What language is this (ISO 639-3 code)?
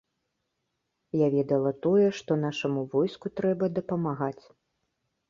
bel